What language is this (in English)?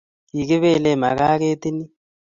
Kalenjin